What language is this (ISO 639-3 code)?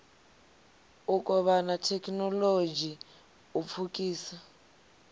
ven